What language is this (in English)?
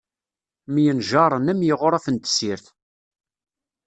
Kabyle